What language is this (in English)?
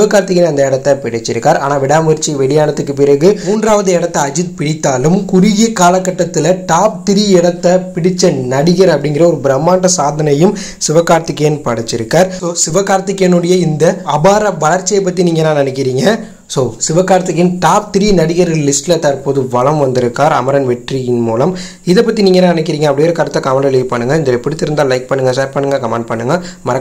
Tamil